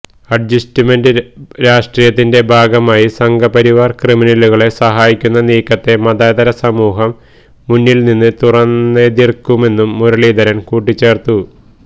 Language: Malayalam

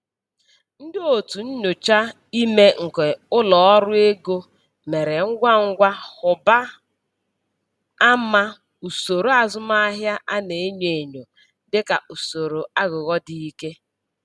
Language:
Igbo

